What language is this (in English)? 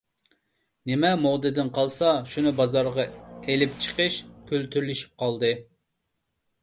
Uyghur